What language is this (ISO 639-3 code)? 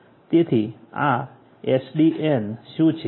guj